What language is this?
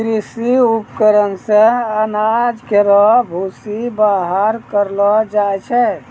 Maithili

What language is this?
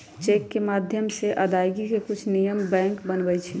Magahi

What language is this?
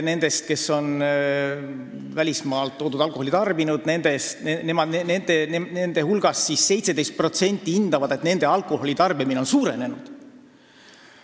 Estonian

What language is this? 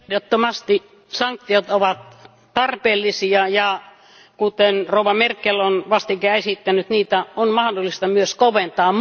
Finnish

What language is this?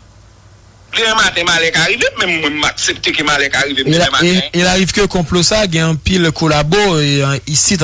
French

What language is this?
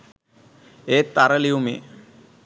Sinhala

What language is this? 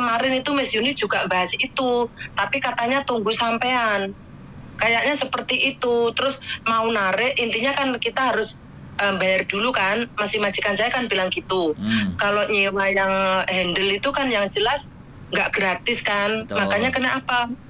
Indonesian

